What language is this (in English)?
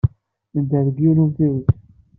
Kabyle